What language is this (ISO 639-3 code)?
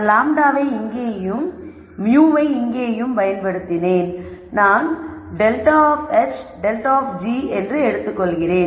tam